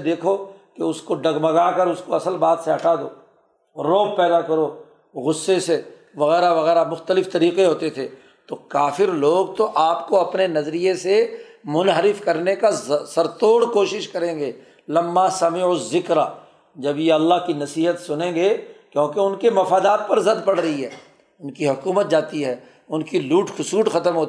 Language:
Urdu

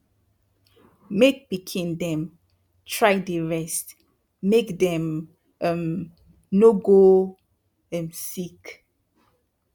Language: Nigerian Pidgin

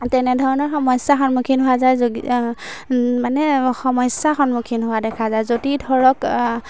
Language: Assamese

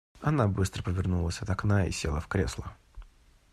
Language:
Russian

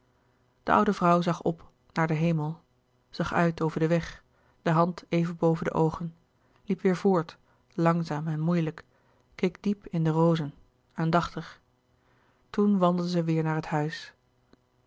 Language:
Dutch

